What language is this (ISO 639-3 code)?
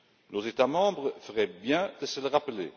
fra